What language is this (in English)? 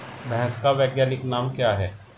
Hindi